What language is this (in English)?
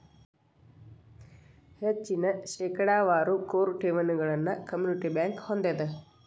Kannada